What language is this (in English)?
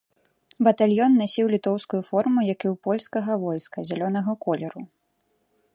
Belarusian